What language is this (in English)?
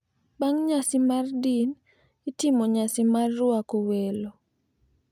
Luo (Kenya and Tanzania)